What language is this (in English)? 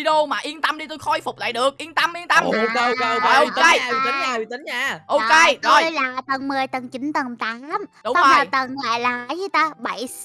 Vietnamese